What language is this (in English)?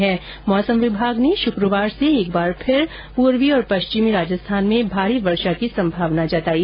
Hindi